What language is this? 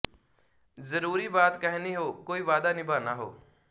Punjabi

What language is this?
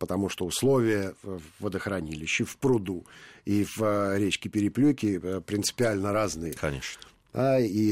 Russian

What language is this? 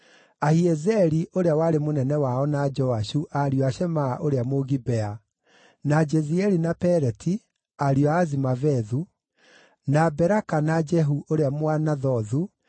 Kikuyu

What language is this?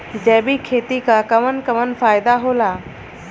Bhojpuri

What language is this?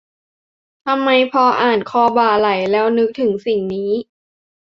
Thai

